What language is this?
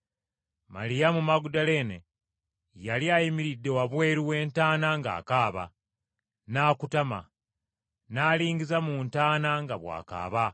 Ganda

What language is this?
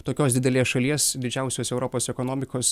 Lithuanian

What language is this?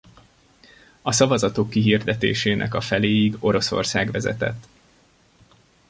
Hungarian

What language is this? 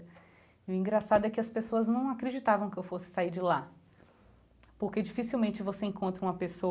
Portuguese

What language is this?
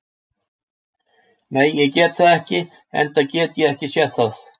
Icelandic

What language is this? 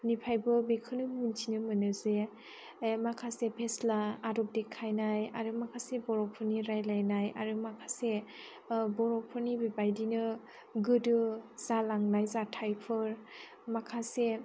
Bodo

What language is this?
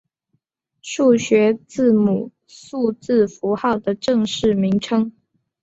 Chinese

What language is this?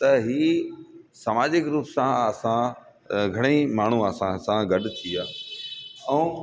Sindhi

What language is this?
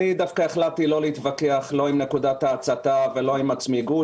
Hebrew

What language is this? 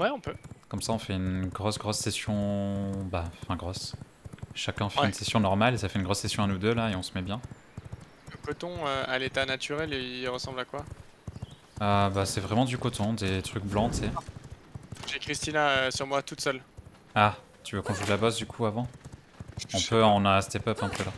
French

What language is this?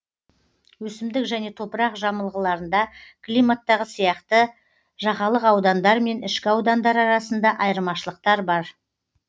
Kazakh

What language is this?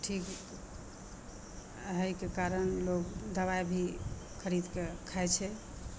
Maithili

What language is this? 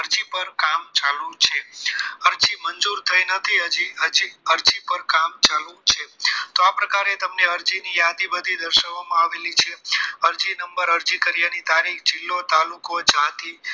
Gujarati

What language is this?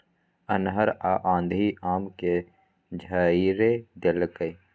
Maithili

